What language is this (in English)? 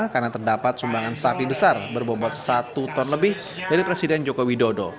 Indonesian